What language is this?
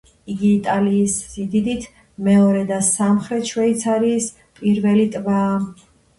Georgian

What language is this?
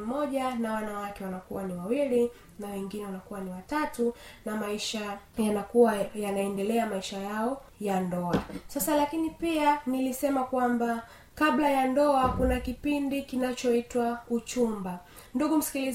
Swahili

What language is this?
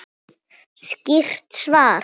Icelandic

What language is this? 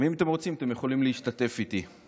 Hebrew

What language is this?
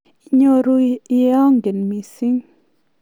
Kalenjin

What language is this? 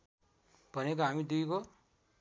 Nepali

